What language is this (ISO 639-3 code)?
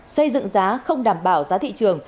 vie